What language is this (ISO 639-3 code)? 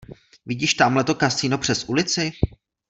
ces